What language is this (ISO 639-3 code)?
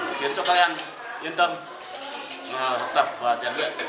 vie